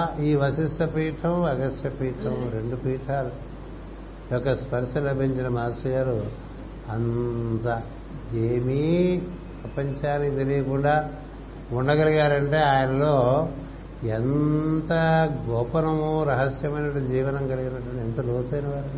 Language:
Telugu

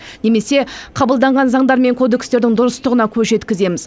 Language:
Kazakh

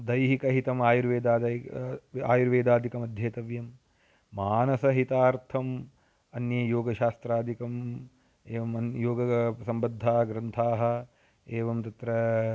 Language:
Sanskrit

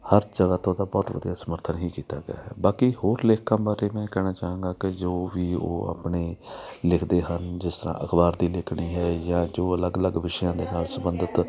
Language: Punjabi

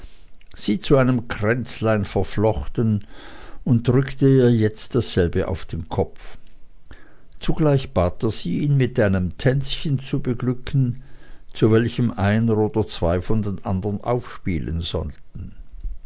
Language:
German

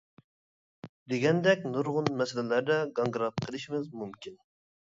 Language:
Uyghur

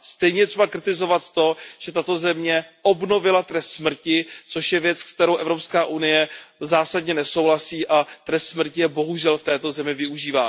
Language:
Czech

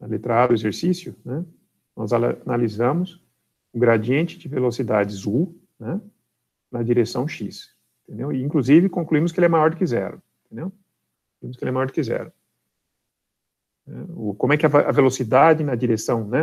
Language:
Portuguese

